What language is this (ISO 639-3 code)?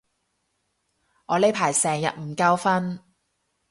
yue